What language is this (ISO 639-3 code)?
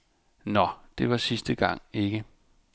dan